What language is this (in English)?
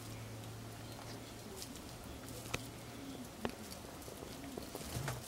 Japanese